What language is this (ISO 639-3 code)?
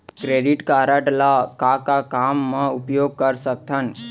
hne